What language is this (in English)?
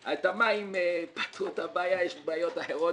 Hebrew